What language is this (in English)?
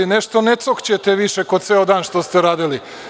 Serbian